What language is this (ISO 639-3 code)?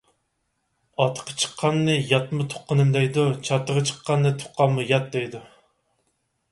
uig